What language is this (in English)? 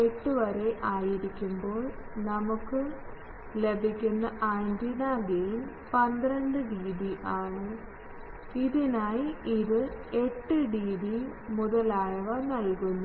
Malayalam